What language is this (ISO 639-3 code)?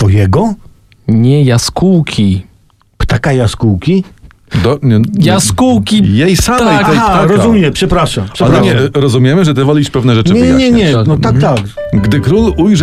pol